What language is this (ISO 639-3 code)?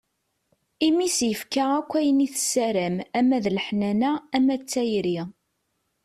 kab